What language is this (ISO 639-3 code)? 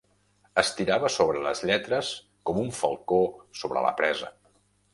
cat